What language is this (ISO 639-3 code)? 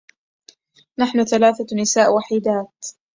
ara